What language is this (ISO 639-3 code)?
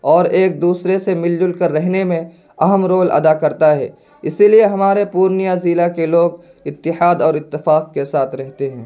urd